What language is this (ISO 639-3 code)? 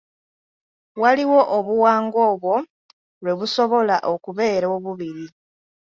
lug